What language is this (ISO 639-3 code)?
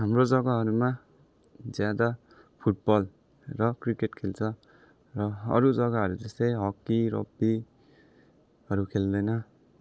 nep